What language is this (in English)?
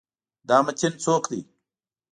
Pashto